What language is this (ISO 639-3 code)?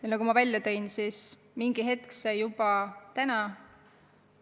est